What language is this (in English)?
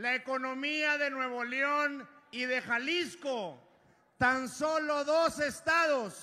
Spanish